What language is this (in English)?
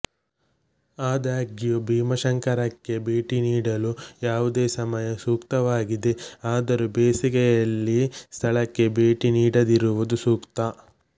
Kannada